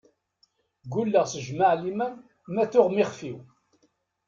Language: Kabyle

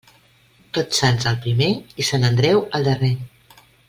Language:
Catalan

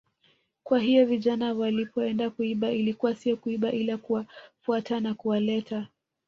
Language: Swahili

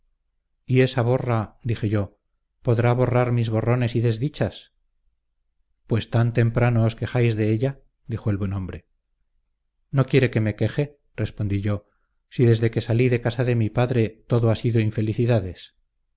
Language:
Spanish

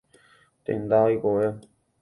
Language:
Guarani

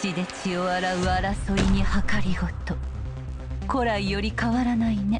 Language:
Japanese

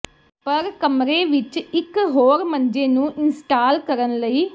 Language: Punjabi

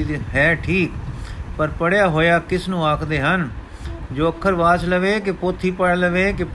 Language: Punjabi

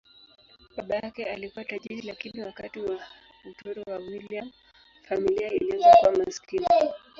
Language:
Swahili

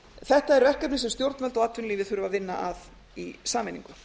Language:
Icelandic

